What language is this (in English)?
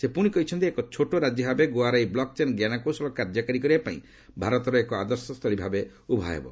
Odia